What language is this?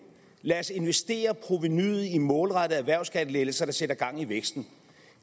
Danish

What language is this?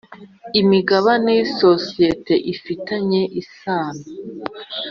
Kinyarwanda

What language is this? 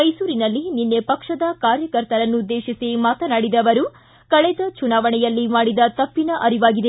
Kannada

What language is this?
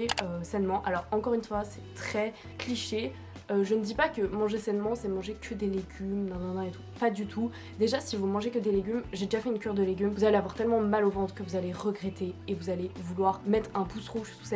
French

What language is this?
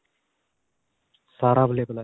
Punjabi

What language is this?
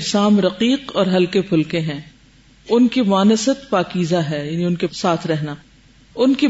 Urdu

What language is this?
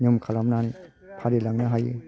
Bodo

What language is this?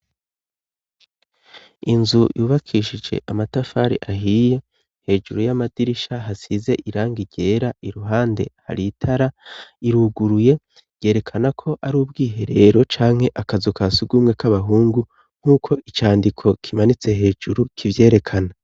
Rundi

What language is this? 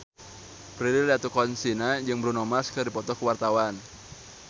Sundanese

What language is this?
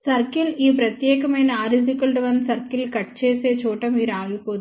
Telugu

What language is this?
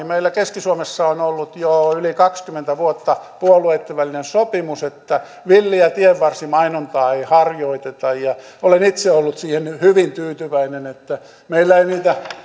Finnish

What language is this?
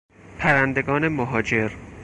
Persian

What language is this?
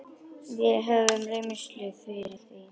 Icelandic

